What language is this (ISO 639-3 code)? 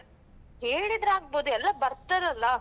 kan